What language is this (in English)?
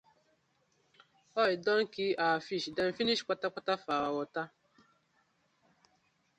Nigerian Pidgin